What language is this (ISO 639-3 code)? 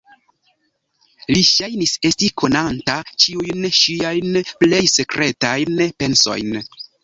epo